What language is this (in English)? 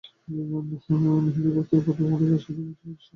Bangla